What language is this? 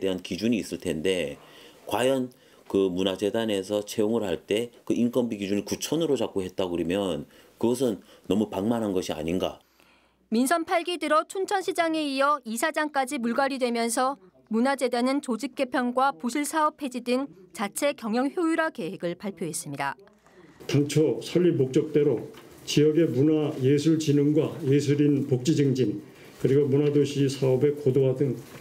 Korean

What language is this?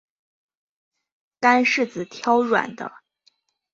Chinese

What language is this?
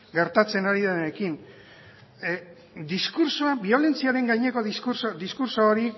Basque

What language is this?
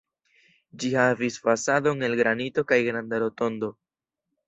Esperanto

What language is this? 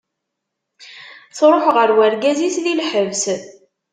Kabyle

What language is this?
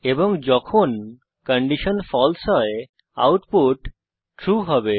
Bangla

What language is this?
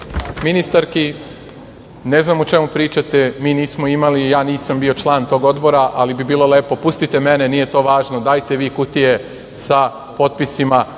Serbian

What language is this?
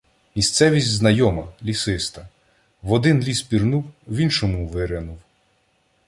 Ukrainian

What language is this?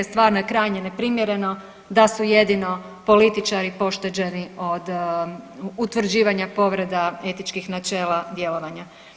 Croatian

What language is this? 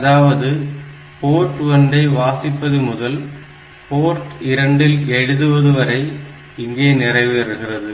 Tamil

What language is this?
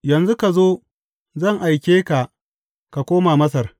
Hausa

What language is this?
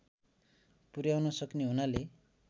Nepali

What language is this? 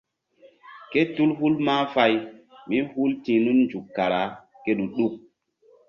Mbum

